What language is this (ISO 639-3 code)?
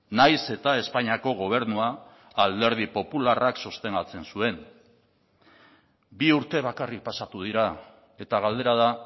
eus